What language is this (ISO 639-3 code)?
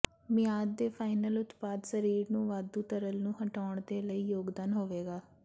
pan